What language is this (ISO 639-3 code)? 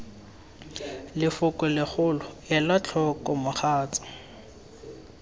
tsn